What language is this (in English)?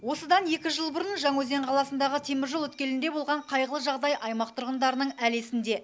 Kazakh